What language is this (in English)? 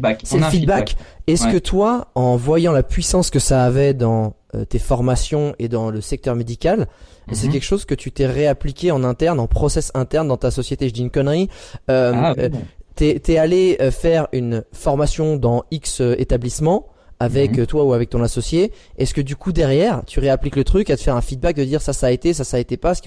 French